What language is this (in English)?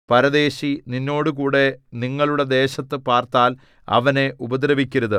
Malayalam